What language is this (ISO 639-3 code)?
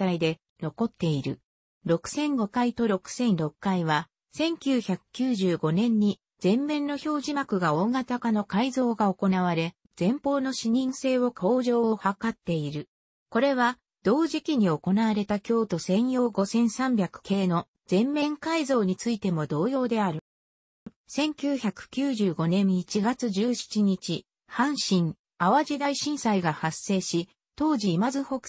jpn